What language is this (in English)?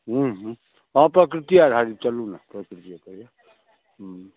Maithili